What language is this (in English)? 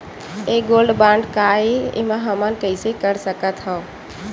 Chhattisgarhi